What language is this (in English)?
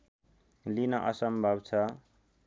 Nepali